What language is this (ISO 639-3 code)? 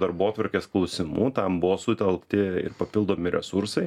lit